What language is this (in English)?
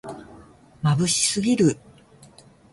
Japanese